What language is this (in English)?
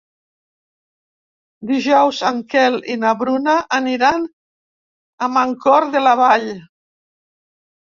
Catalan